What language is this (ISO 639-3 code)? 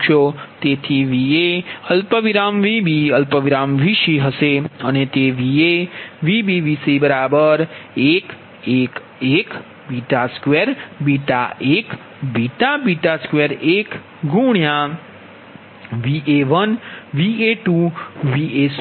guj